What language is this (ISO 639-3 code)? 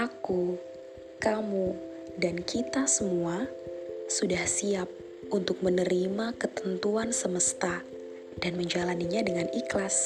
ind